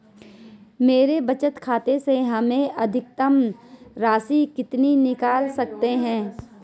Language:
Hindi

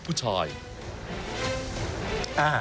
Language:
Thai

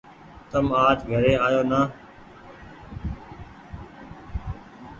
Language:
Goaria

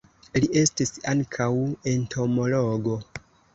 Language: Esperanto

